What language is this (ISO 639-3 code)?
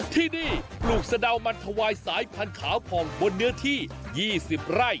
tha